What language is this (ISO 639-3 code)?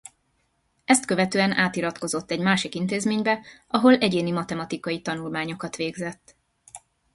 hun